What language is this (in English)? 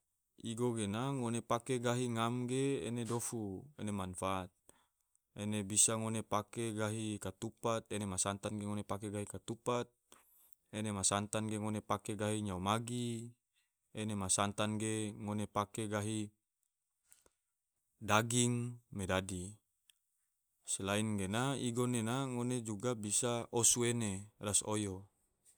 Tidore